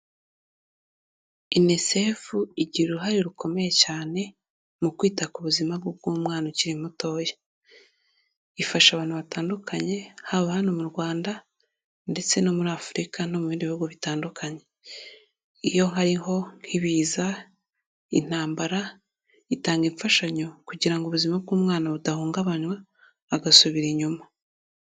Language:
Kinyarwanda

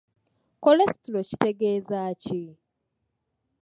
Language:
Ganda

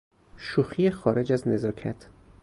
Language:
Persian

